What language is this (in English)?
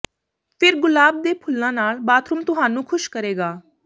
Punjabi